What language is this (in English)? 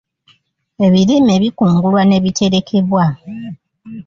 Ganda